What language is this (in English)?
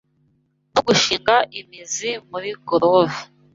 Kinyarwanda